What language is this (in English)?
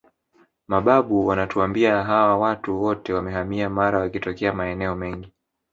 Swahili